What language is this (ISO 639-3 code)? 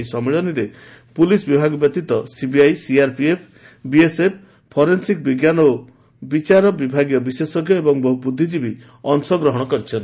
ori